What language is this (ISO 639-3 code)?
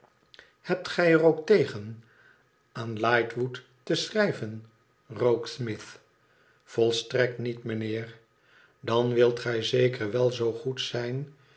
nld